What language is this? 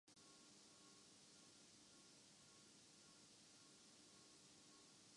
Urdu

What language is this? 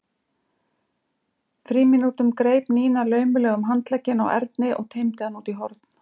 Icelandic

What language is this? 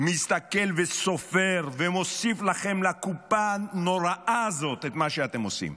Hebrew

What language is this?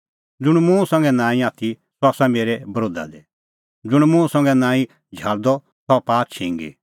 Kullu Pahari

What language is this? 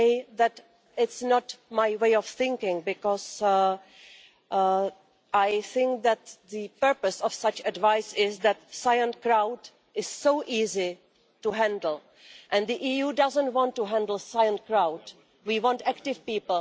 English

